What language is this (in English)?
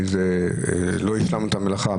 Hebrew